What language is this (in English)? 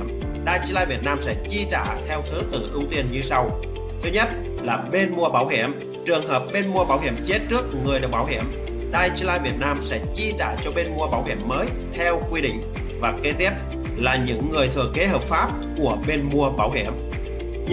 Vietnamese